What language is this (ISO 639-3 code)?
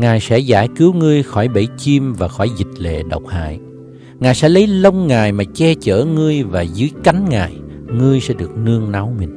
vie